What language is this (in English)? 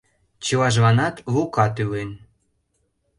Mari